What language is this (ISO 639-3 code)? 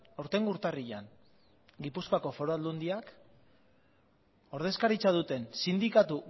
eus